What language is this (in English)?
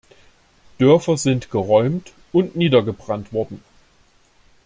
German